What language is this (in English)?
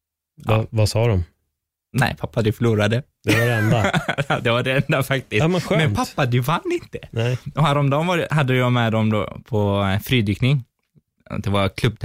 Swedish